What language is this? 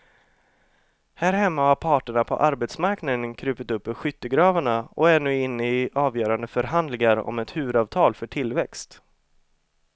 Swedish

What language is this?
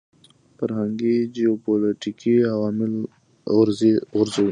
Pashto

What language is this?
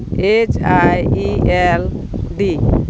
Santali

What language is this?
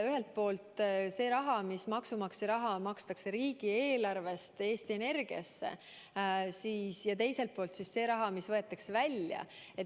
Estonian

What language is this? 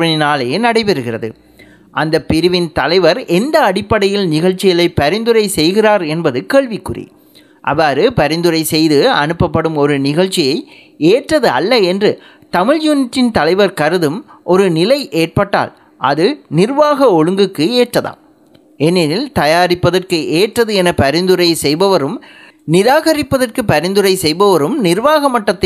Tamil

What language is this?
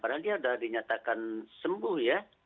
Indonesian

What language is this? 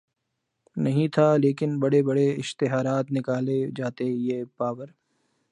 Urdu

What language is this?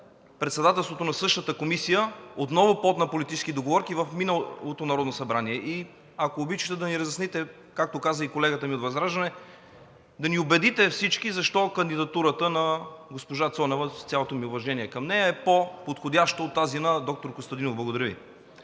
Bulgarian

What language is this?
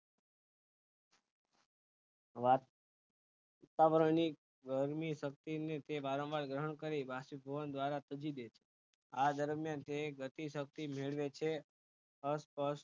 Gujarati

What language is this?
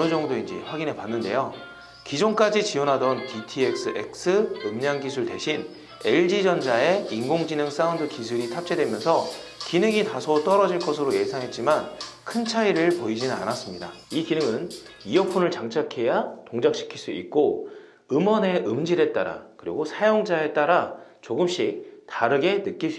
Korean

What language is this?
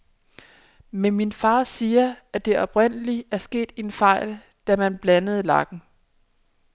Danish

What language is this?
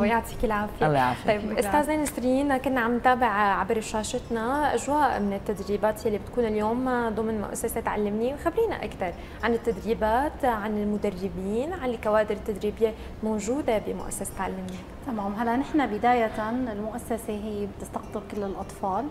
Arabic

